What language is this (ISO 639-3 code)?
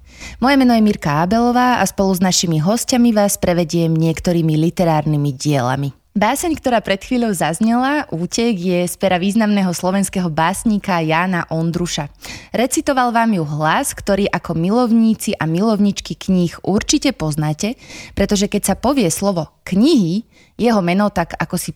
slk